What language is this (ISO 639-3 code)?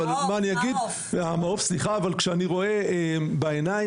heb